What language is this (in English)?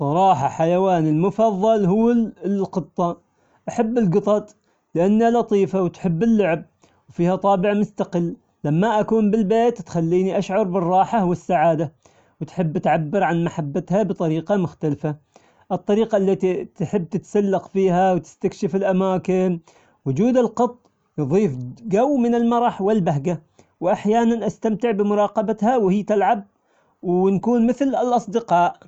Omani Arabic